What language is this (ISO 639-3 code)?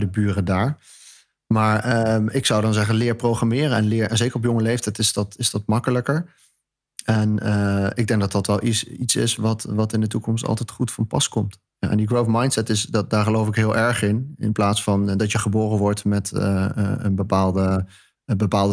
nld